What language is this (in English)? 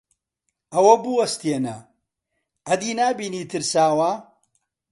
Central Kurdish